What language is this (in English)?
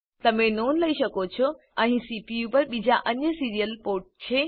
Gujarati